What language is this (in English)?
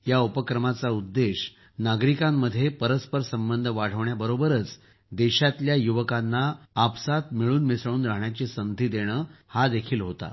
Marathi